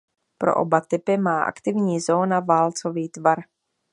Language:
Czech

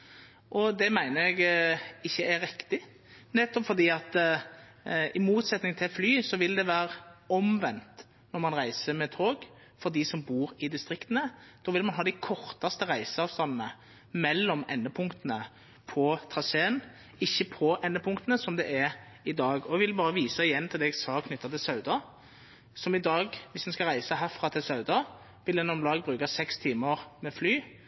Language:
Norwegian Nynorsk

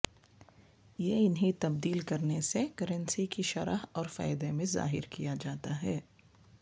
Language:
Urdu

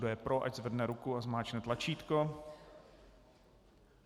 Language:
Czech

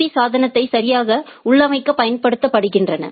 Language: Tamil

